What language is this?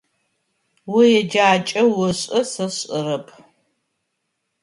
Adyghe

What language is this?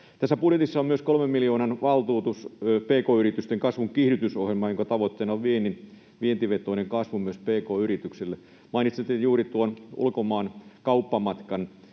Finnish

